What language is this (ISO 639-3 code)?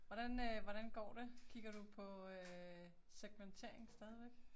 dan